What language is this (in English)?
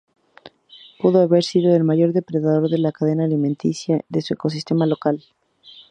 Spanish